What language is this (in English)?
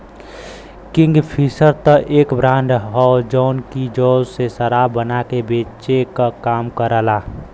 Bhojpuri